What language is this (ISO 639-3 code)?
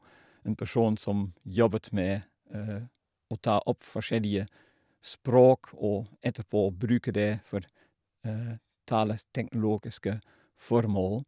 nor